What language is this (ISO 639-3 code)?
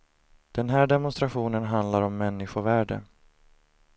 swe